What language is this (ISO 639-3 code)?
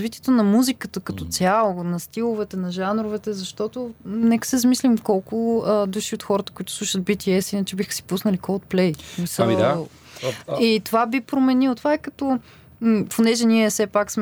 bul